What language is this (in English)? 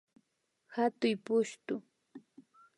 Imbabura Highland Quichua